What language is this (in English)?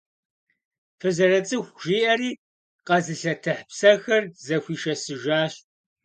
Kabardian